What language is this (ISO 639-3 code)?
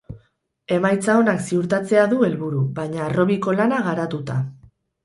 eus